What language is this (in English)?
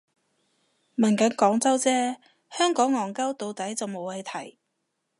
Cantonese